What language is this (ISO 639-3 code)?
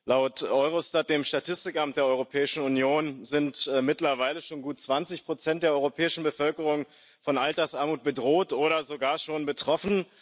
deu